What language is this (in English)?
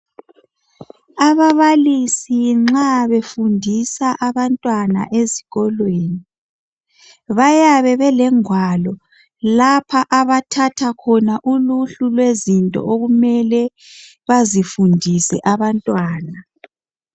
North Ndebele